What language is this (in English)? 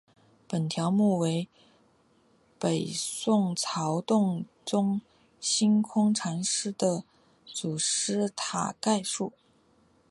Chinese